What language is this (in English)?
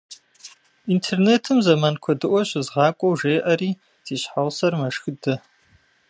Kabardian